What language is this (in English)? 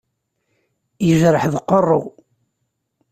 Kabyle